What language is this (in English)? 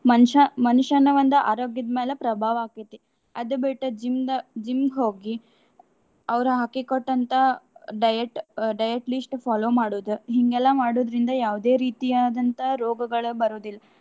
Kannada